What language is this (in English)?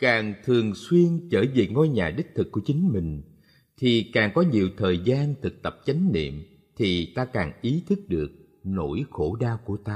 Vietnamese